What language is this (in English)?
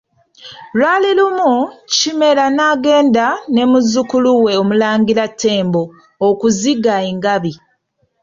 Ganda